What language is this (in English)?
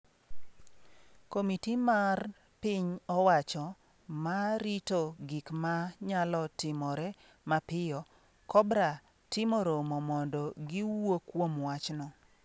Luo (Kenya and Tanzania)